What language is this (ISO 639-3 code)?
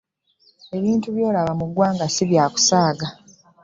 lug